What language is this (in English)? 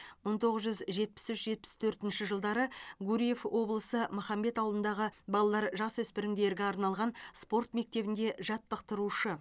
Kazakh